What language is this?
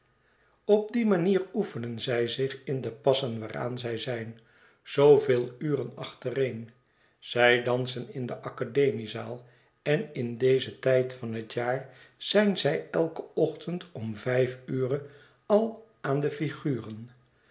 Dutch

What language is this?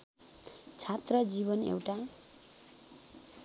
Nepali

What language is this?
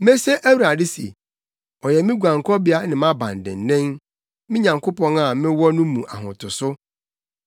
Akan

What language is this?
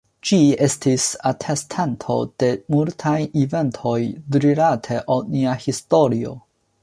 Esperanto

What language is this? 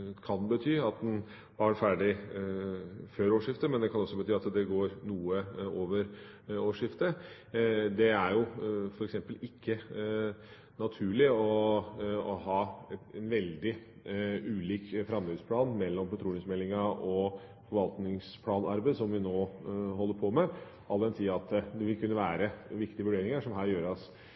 Norwegian Bokmål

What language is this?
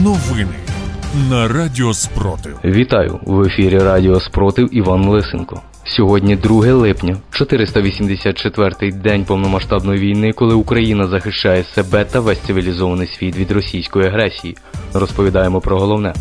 Ukrainian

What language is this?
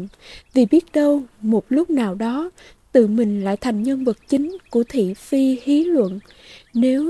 Vietnamese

